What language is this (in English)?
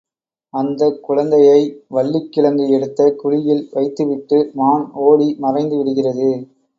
Tamil